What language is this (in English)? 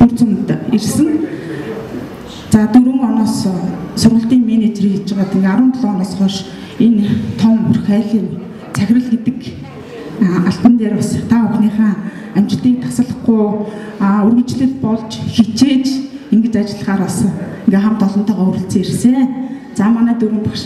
Korean